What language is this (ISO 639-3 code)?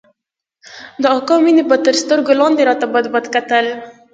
pus